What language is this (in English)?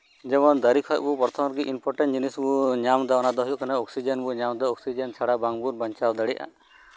Santali